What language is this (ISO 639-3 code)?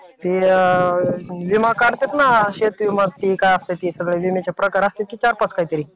mar